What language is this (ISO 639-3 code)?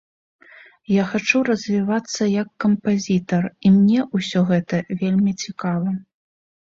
bel